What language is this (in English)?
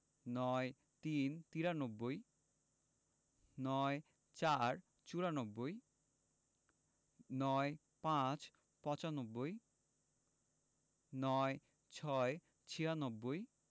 Bangla